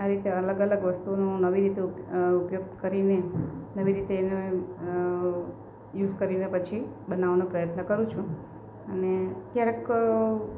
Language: Gujarati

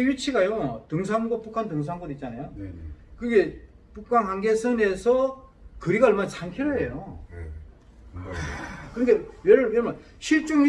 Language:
Korean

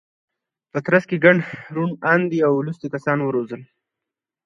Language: Pashto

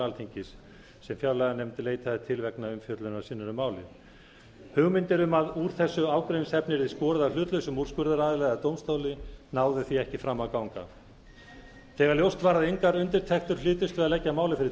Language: Icelandic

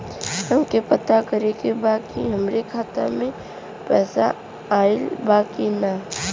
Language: Bhojpuri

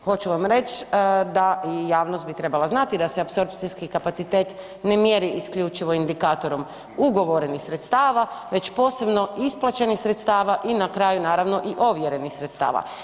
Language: Croatian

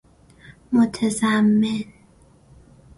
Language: Persian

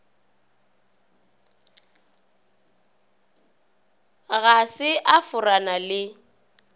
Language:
Northern Sotho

